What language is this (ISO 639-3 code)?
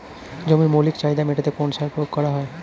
ben